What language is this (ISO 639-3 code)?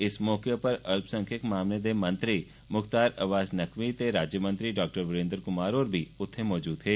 doi